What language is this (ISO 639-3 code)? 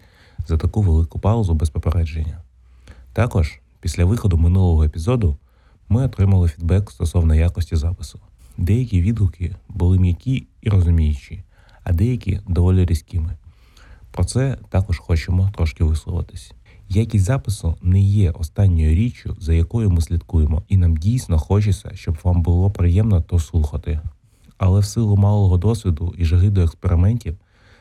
ukr